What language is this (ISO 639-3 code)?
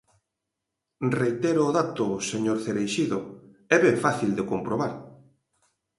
glg